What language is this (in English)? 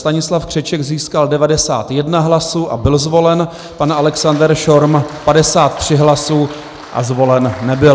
Czech